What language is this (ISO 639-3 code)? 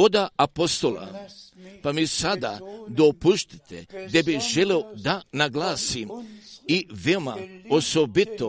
hrv